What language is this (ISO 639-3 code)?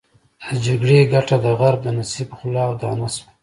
pus